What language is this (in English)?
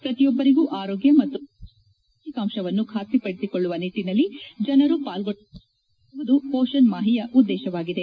Kannada